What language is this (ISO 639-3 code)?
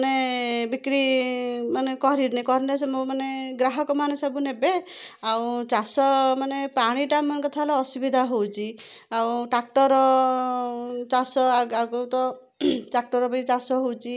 ori